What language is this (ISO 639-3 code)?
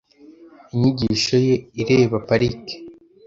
kin